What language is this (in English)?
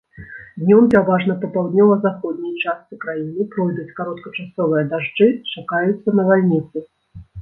Belarusian